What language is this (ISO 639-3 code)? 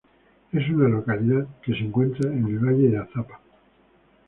spa